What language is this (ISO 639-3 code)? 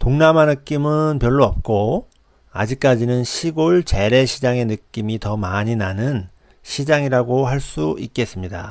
kor